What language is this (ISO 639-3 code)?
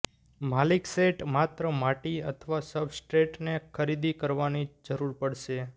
guj